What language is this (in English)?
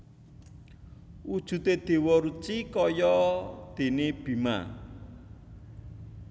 Javanese